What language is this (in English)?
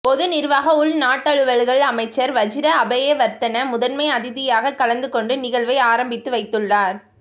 Tamil